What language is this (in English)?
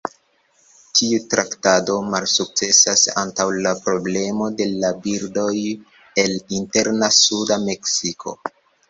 Esperanto